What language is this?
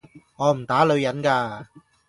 Cantonese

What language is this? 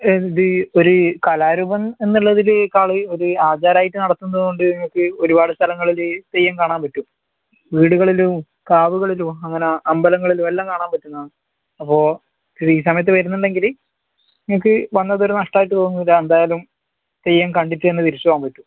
Malayalam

